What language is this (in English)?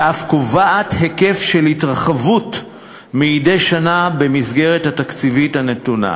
Hebrew